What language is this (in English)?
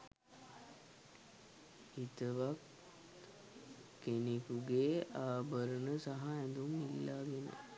Sinhala